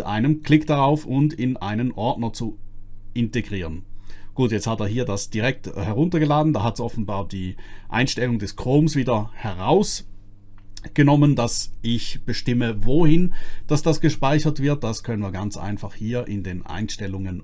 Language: German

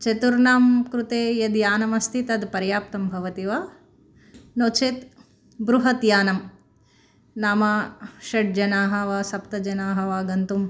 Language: Sanskrit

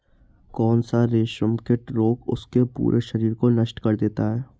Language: Hindi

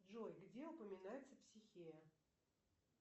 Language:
Russian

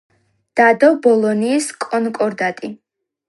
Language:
Georgian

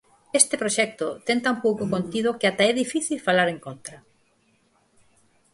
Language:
Galician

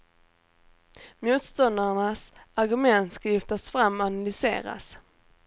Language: Swedish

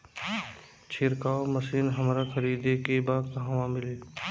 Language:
Bhojpuri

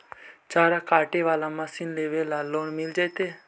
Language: Magahi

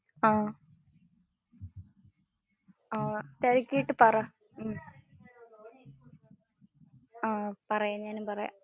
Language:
Malayalam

